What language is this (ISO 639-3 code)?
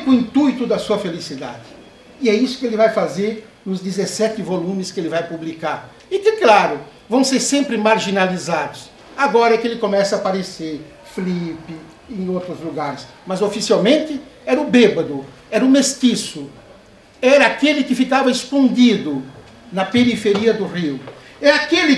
por